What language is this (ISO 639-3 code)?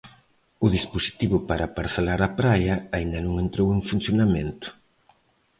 glg